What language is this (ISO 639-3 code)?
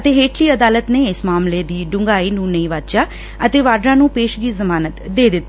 pan